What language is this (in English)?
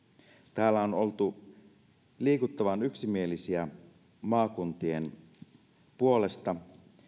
Finnish